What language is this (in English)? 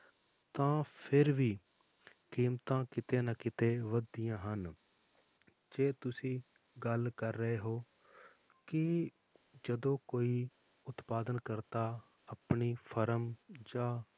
Punjabi